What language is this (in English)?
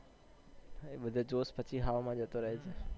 Gujarati